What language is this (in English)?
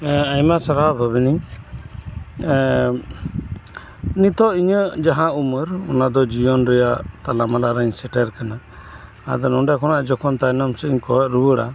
Santali